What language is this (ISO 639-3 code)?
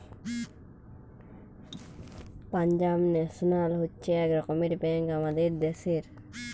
ben